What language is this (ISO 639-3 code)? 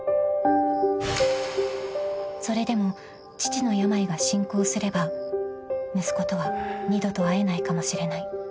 jpn